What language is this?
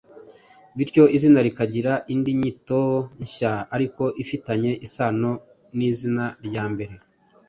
Kinyarwanda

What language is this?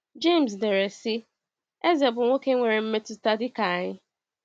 Igbo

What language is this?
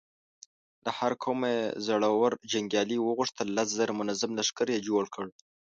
Pashto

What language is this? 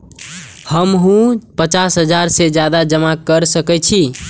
Maithili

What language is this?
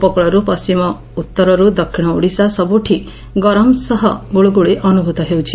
Odia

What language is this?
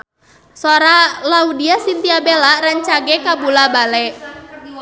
Sundanese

